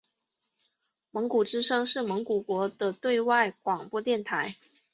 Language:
Chinese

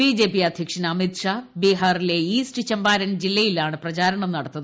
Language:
Malayalam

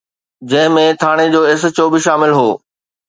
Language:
Sindhi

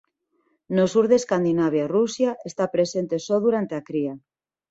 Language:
Galician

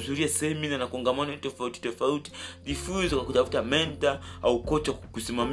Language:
Swahili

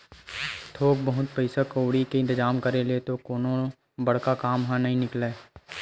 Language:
Chhattisgarhi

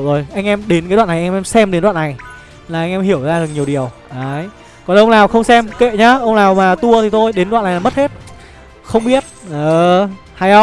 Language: Vietnamese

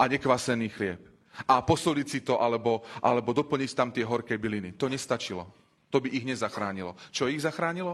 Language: Slovak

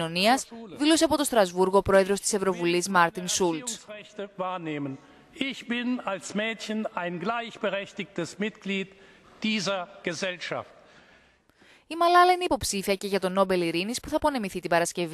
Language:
Greek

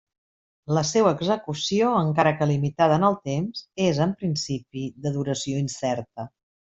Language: Catalan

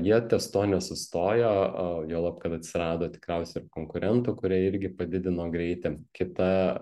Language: Lithuanian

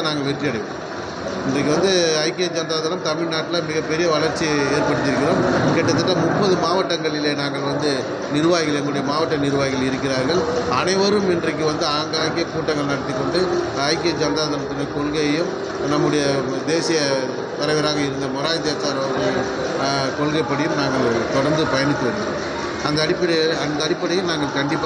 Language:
Tamil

